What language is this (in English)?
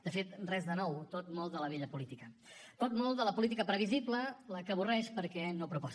Catalan